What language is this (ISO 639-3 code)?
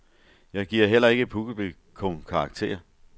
dan